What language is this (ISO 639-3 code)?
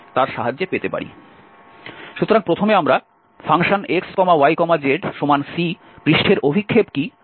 ben